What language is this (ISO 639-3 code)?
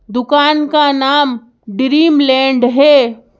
hin